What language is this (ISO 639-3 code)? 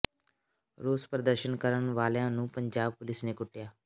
pan